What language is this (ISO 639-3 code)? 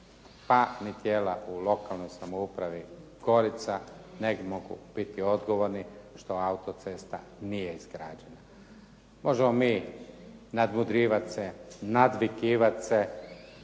hrv